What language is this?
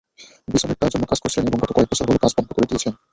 Bangla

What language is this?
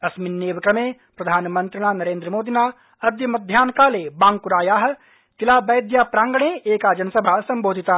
Sanskrit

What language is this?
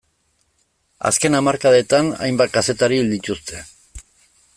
Basque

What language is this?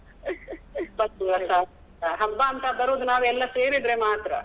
Kannada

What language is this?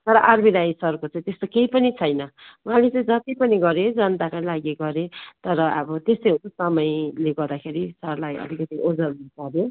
Nepali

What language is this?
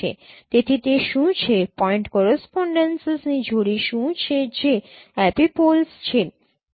Gujarati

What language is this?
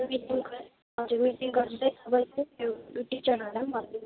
Nepali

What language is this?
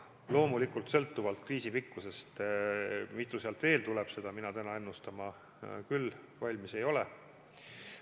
Estonian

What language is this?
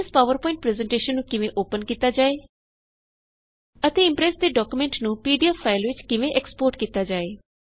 Punjabi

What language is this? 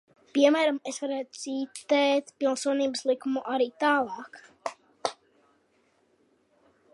Latvian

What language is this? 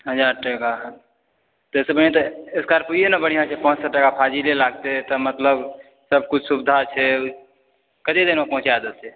Maithili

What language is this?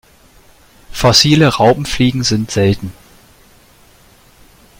German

